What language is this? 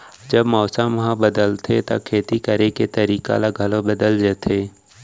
Chhattisgarhi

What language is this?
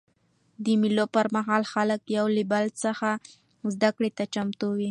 Pashto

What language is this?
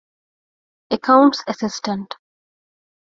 Divehi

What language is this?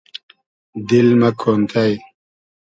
Hazaragi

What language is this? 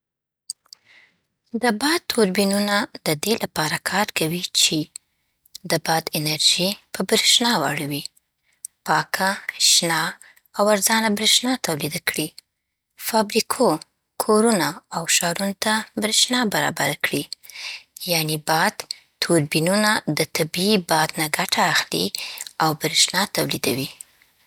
Southern Pashto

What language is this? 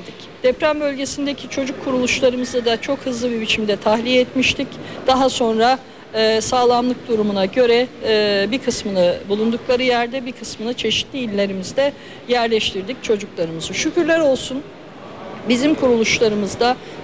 Turkish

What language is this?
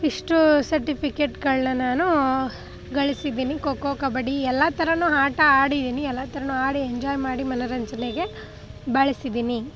Kannada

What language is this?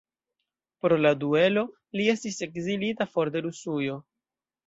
Esperanto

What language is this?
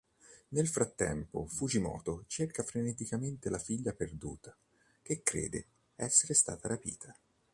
Italian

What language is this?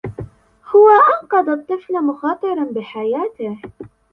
Arabic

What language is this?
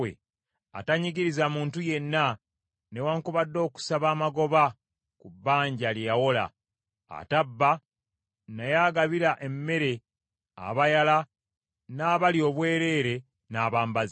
Ganda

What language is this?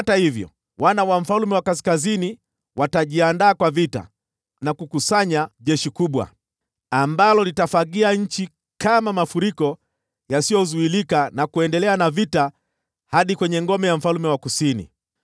Swahili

